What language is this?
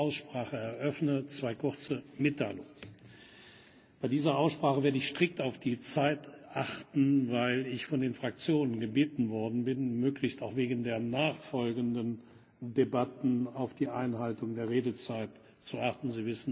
German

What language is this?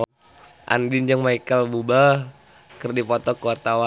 Sundanese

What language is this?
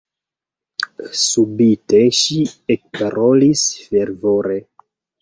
Esperanto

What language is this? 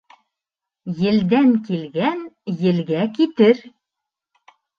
Bashkir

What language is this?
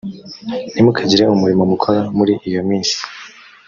Kinyarwanda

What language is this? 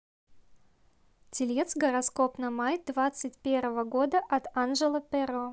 Russian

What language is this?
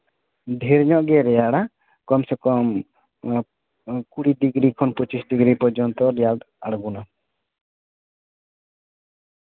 Santali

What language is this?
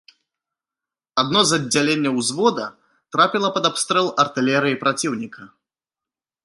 Belarusian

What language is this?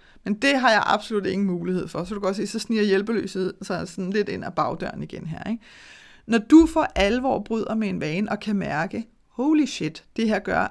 Danish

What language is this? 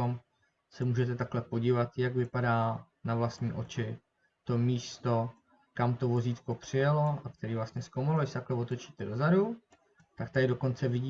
Czech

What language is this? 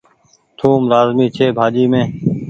Goaria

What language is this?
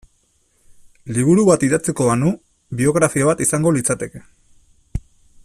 Basque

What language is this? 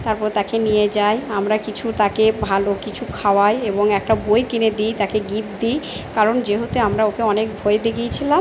Bangla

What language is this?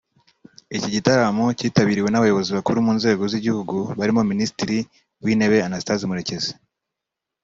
Kinyarwanda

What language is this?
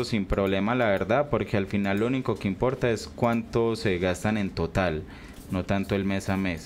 Spanish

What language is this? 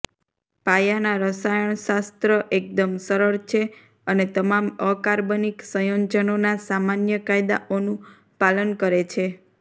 Gujarati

